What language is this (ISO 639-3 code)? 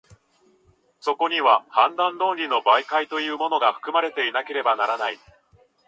jpn